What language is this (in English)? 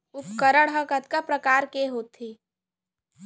Chhattisgarhi